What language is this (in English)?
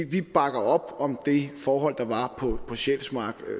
Danish